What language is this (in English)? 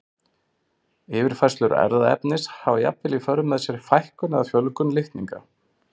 Icelandic